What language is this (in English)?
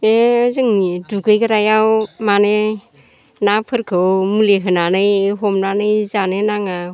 Bodo